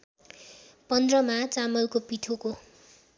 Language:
Nepali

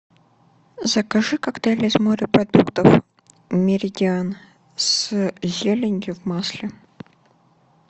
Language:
Russian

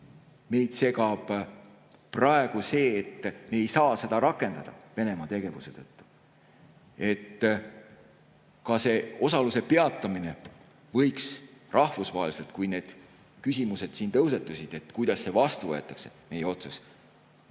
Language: Estonian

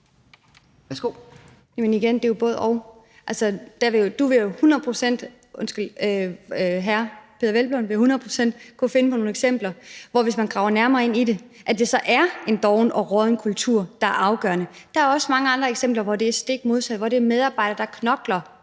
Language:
Danish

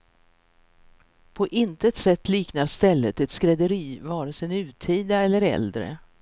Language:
Swedish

